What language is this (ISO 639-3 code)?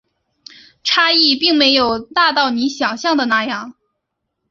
zho